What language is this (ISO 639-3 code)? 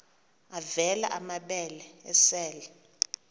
xho